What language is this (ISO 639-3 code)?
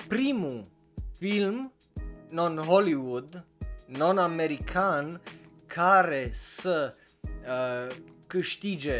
ron